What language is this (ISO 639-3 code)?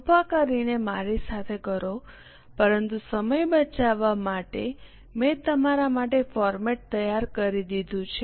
guj